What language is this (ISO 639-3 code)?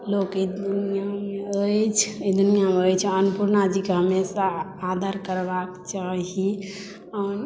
mai